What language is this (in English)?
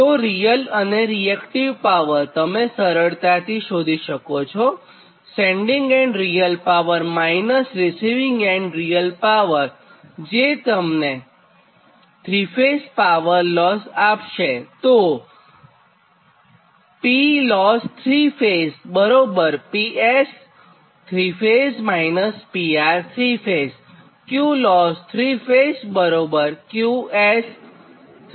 Gujarati